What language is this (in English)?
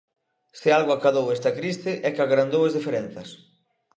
Galician